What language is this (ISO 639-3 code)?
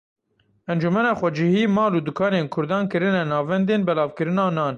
kur